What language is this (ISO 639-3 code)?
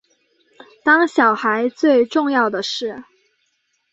zho